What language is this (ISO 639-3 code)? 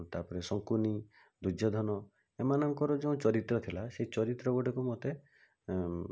ori